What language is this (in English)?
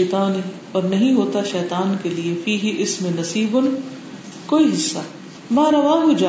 Urdu